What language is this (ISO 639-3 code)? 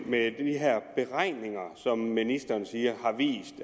dan